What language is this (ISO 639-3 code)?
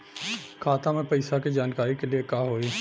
bho